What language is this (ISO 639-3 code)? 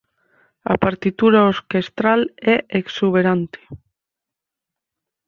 glg